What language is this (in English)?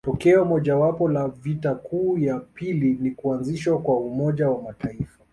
Swahili